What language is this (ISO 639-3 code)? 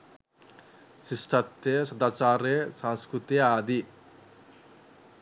sin